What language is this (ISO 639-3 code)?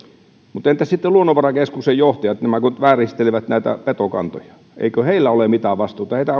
fin